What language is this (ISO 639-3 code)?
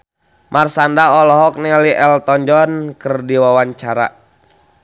sun